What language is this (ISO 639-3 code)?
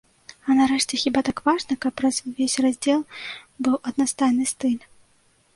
bel